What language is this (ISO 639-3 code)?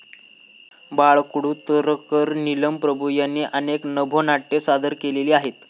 mar